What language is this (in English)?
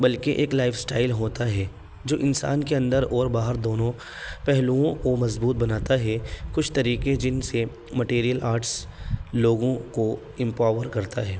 Urdu